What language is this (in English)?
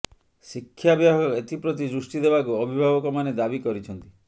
Odia